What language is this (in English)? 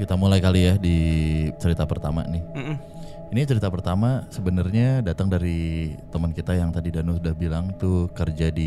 Indonesian